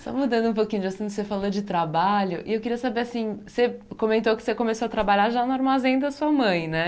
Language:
Portuguese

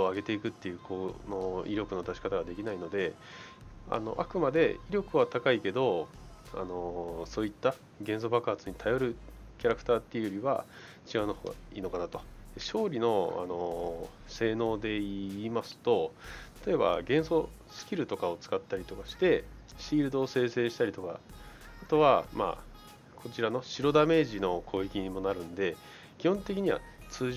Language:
Japanese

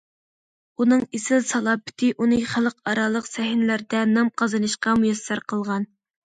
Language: Uyghur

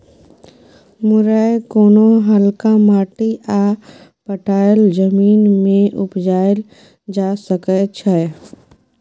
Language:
Maithili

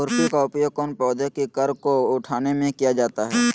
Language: Magahi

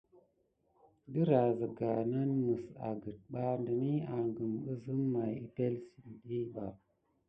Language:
Gidar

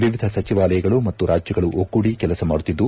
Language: Kannada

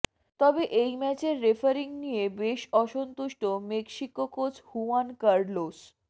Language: Bangla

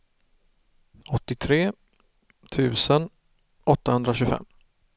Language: Swedish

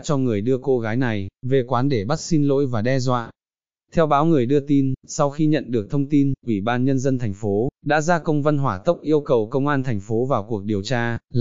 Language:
Vietnamese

